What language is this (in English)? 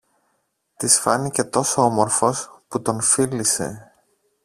Greek